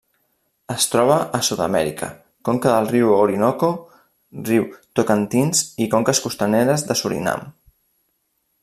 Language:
Catalan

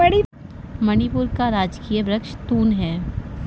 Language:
Hindi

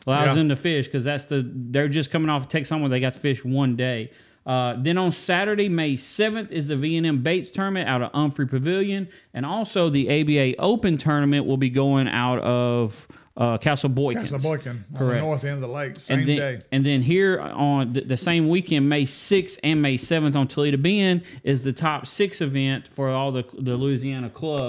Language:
English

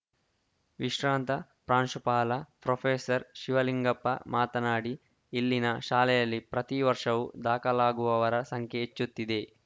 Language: Kannada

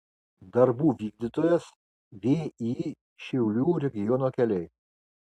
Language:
Lithuanian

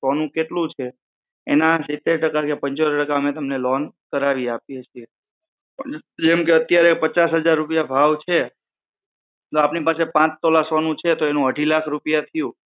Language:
Gujarati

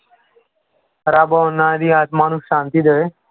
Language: Punjabi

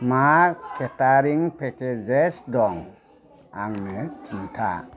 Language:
Bodo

